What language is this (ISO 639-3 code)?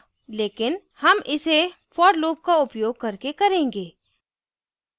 hin